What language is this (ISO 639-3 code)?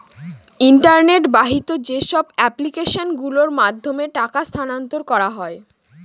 ben